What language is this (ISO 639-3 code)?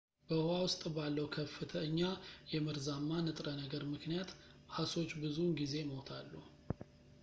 amh